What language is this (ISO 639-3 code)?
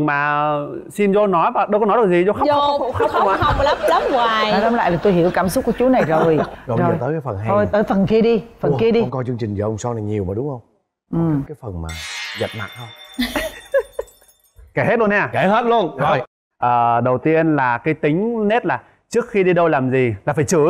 vie